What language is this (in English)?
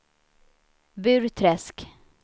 Swedish